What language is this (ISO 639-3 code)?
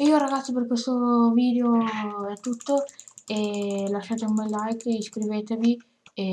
ita